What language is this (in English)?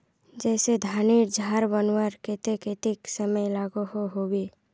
Magahi